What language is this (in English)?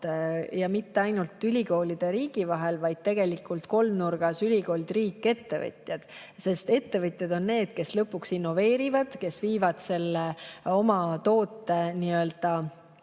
Estonian